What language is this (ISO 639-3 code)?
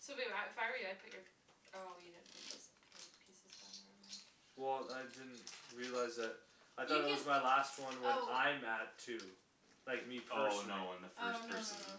eng